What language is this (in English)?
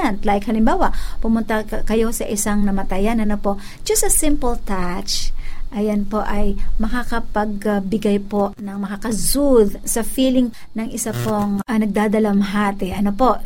Filipino